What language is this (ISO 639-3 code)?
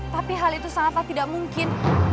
ind